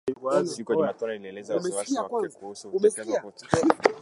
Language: Swahili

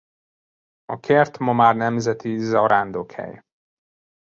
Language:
Hungarian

